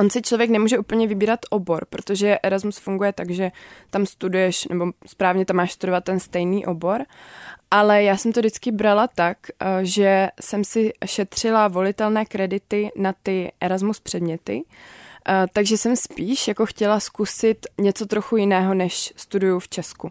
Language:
Czech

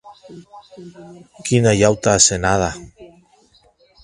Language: Occitan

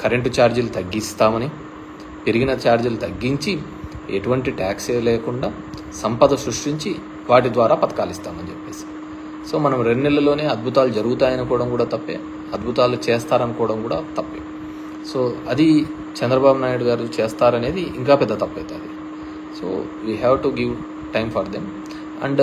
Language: Telugu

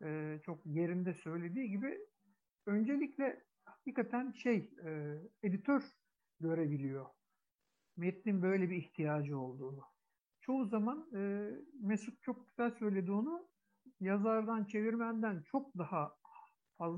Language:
Turkish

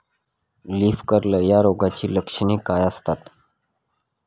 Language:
Marathi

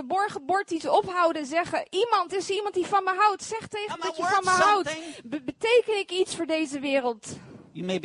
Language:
Dutch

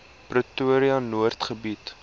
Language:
Afrikaans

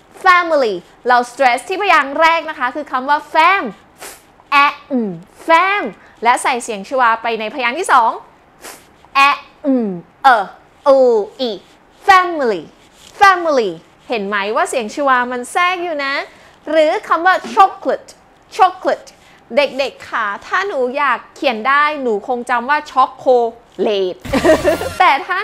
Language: Thai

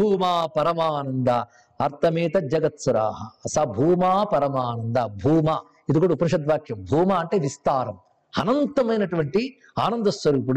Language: Telugu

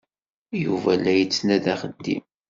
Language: Kabyle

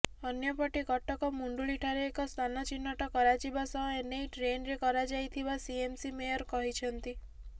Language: Odia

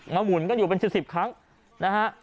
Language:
Thai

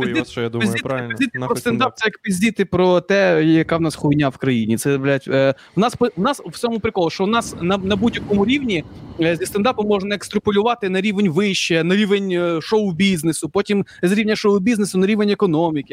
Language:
Ukrainian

